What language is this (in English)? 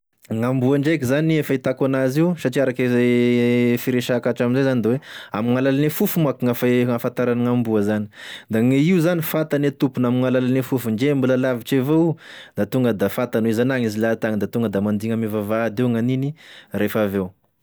Tesaka Malagasy